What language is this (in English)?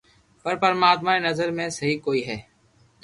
Loarki